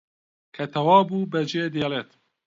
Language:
Central Kurdish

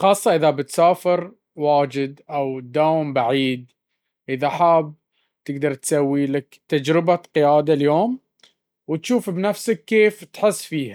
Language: Baharna Arabic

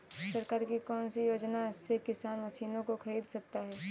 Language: Hindi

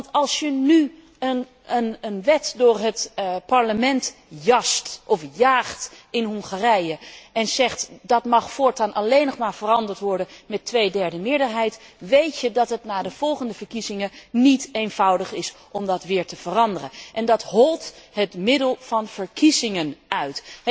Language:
Dutch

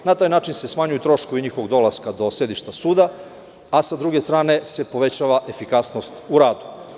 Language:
Serbian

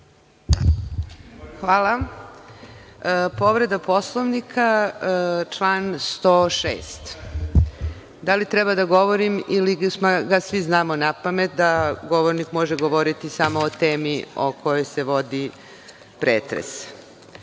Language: Serbian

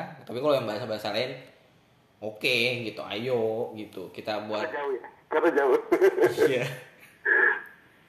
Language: Indonesian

